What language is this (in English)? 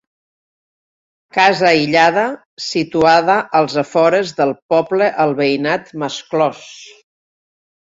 Catalan